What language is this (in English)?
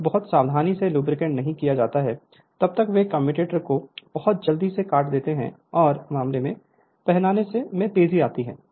Hindi